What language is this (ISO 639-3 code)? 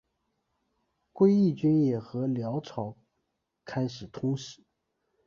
zho